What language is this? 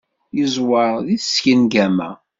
Kabyle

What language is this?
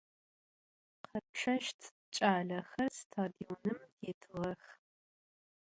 Adyghe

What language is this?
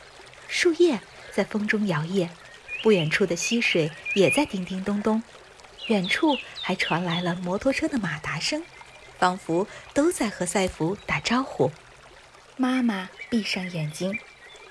Chinese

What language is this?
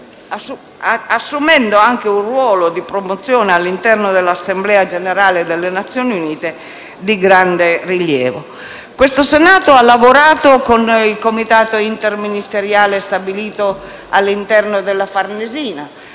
Italian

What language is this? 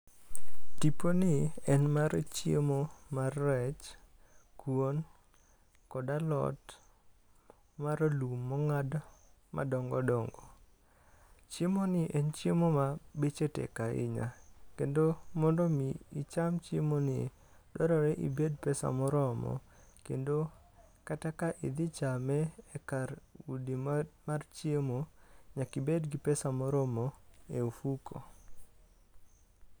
Luo (Kenya and Tanzania)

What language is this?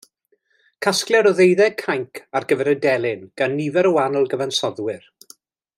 Welsh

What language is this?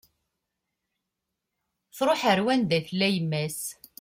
Kabyle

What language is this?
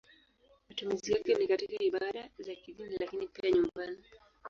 Swahili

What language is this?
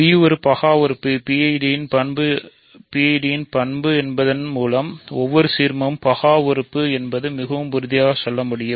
Tamil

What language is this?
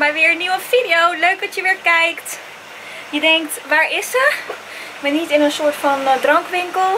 Dutch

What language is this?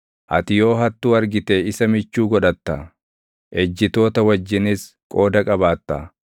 Oromo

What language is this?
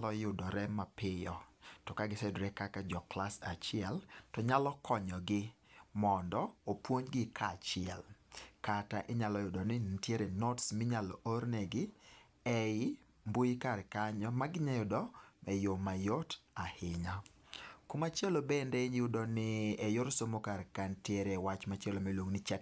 Luo (Kenya and Tanzania)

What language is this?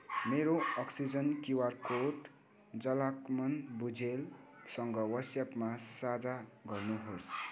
Nepali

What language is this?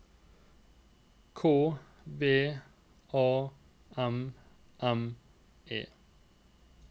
Norwegian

